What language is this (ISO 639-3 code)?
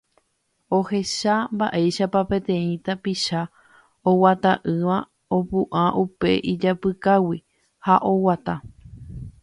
grn